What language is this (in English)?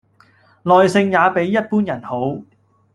Cantonese